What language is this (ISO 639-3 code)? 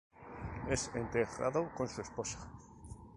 spa